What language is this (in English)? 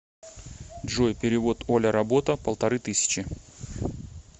Russian